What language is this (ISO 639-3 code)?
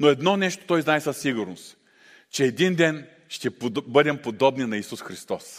bul